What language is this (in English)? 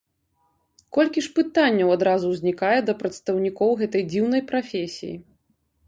Belarusian